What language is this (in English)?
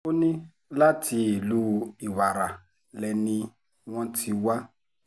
Yoruba